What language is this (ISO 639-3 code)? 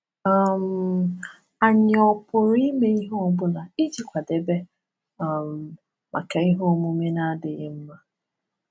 ibo